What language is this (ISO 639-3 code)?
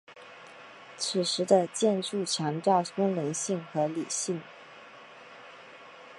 zho